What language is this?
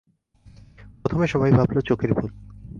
Bangla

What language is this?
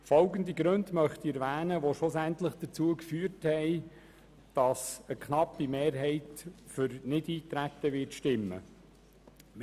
Swiss German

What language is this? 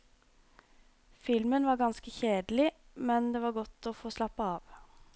Norwegian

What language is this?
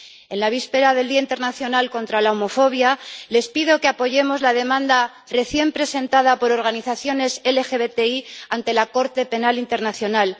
Spanish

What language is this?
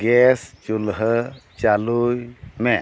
Santali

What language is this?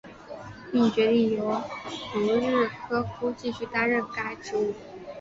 Chinese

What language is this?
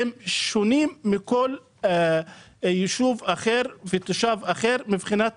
Hebrew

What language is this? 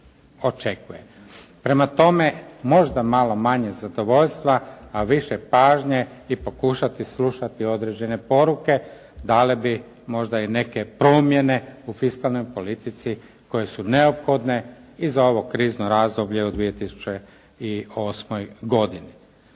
Croatian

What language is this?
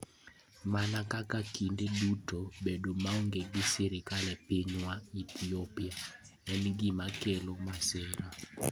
Luo (Kenya and Tanzania)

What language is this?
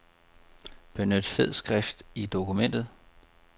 Danish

